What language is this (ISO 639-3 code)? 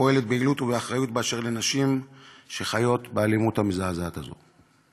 heb